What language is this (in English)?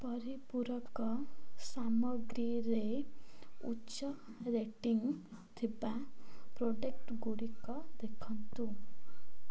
Odia